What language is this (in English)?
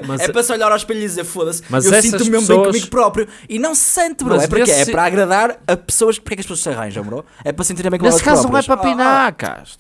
Portuguese